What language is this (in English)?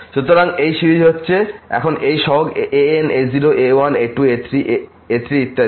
Bangla